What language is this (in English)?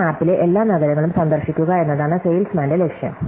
Malayalam